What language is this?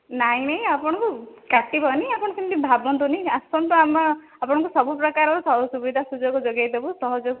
Odia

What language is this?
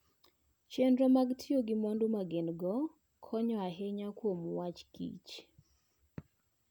Luo (Kenya and Tanzania)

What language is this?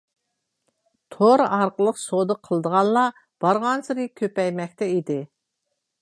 Uyghur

